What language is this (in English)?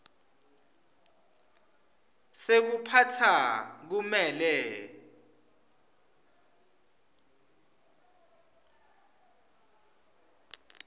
Swati